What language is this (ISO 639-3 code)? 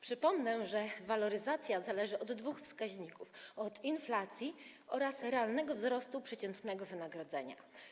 pol